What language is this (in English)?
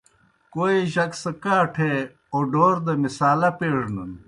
Kohistani Shina